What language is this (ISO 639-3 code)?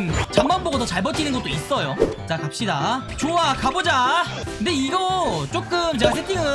kor